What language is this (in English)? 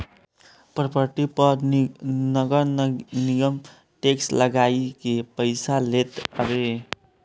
Bhojpuri